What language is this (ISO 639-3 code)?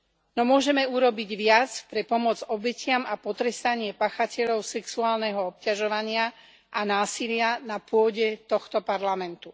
slk